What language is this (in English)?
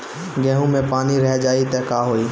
Bhojpuri